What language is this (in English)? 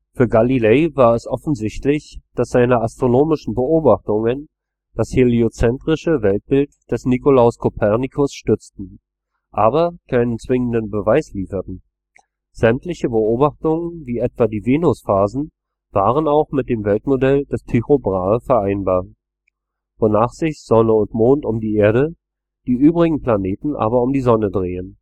German